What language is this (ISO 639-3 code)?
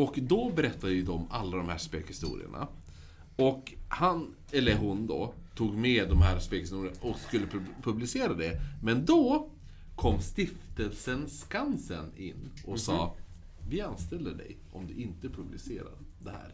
swe